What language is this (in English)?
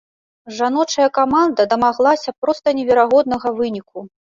Belarusian